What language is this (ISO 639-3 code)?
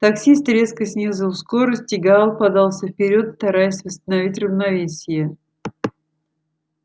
rus